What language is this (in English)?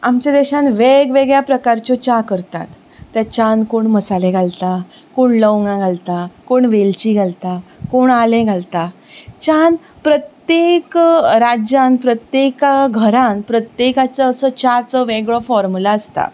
Konkani